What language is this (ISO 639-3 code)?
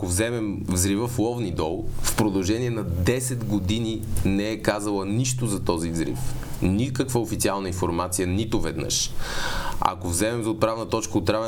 bul